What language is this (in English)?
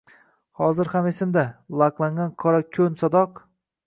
Uzbek